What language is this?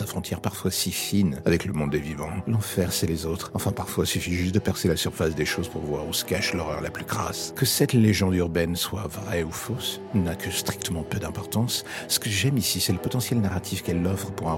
French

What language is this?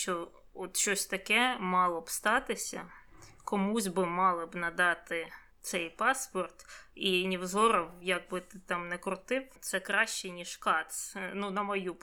Ukrainian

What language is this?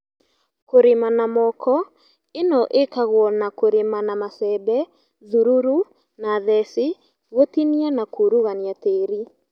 Kikuyu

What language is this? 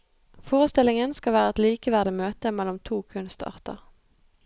Norwegian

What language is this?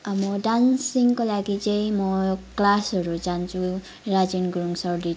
Nepali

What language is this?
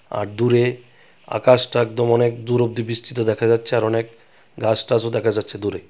Bangla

